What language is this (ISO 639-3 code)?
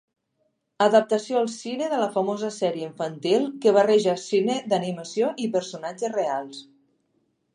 cat